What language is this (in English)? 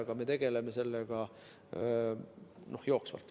Estonian